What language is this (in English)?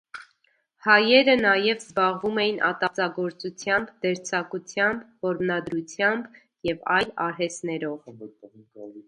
Armenian